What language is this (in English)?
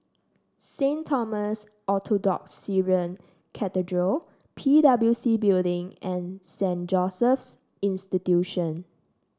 English